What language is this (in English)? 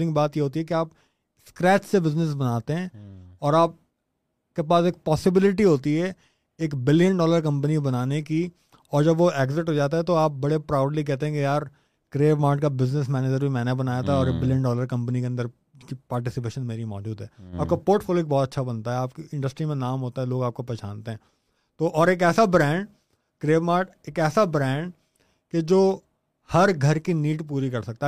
Urdu